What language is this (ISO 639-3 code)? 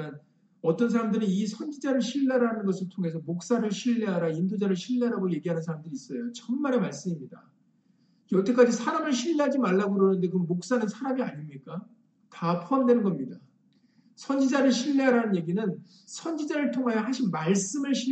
kor